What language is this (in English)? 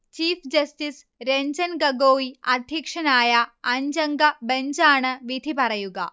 Malayalam